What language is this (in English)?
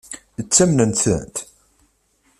Kabyle